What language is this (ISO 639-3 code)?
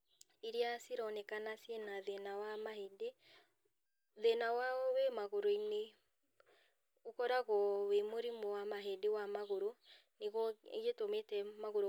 kik